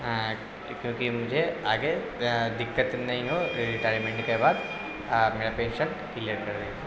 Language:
Urdu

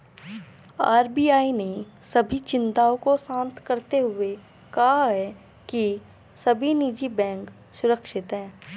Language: Hindi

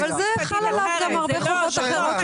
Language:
Hebrew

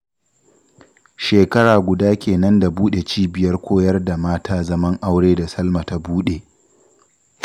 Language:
Hausa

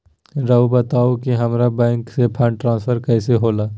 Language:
Magahi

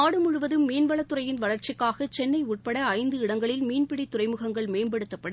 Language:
Tamil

